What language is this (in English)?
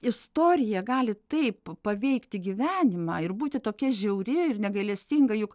Lithuanian